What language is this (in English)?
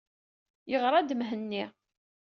Kabyle